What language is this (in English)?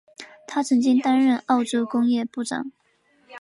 Chinese